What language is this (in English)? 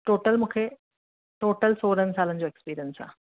Sindhi